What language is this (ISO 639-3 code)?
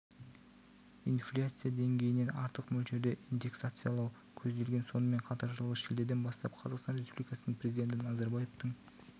kaz